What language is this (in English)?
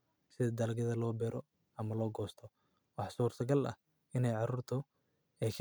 Somali